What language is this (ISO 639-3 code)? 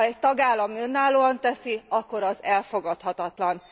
hun